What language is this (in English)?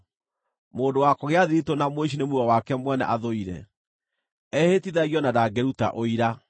Kikuyu